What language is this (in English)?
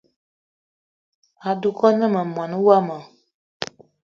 Eton (Cameroon)